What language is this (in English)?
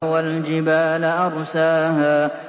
Arabic